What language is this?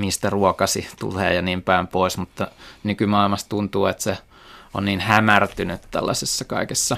Finnish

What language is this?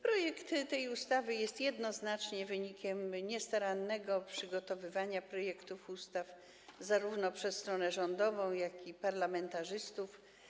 Polish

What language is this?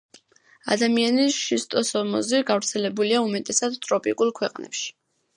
Georgian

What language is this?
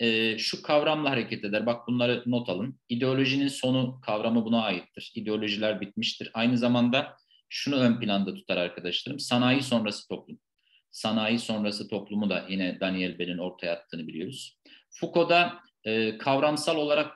Turkish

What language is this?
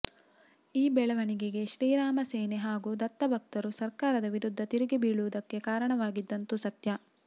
Kannada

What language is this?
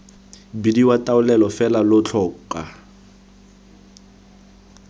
Tswana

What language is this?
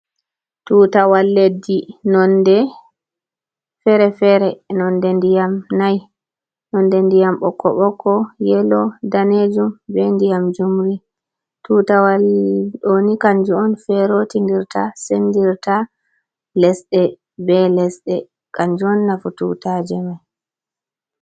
Fula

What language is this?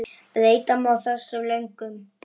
Icelandic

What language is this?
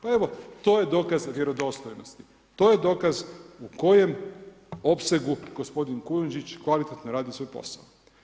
Croatian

